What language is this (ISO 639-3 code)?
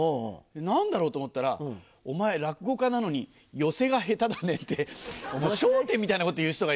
jpn